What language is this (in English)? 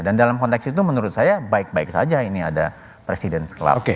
Indonesian